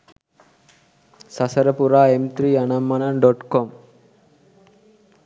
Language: Sinhala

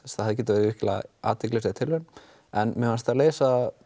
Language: Icelandic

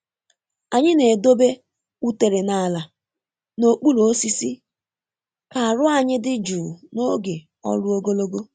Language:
Igbo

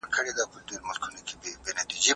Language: Pashto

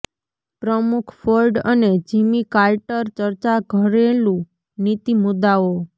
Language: Gujarati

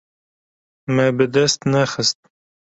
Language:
Kurdish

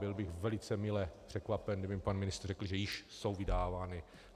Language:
Czech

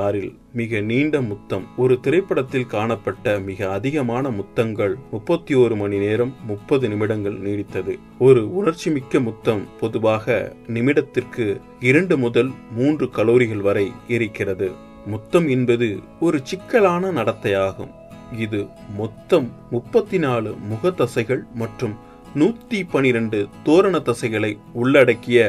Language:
Tamil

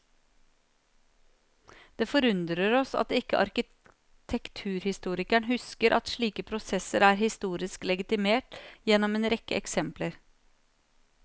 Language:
Norwegian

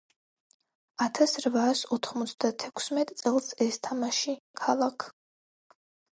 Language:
Georgian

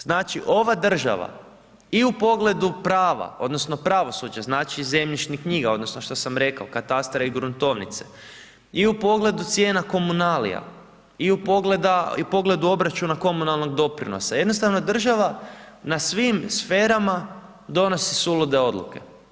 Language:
Croatian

